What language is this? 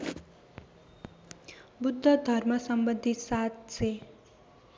Nepali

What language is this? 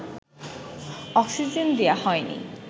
Bangla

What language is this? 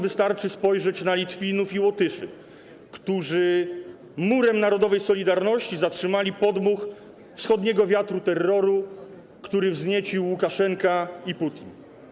Polish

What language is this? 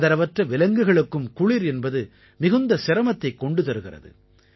Tamil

